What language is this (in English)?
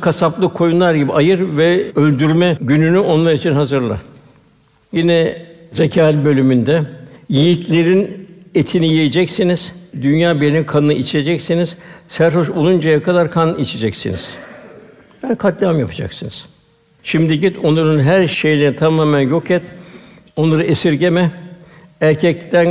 Turkish